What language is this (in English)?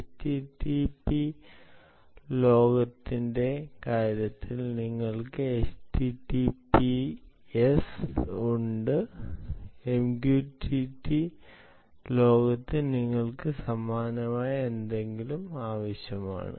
Malayalam